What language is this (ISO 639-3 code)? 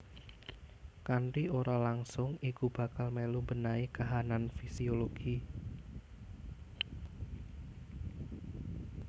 jav